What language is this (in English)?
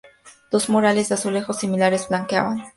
Spanish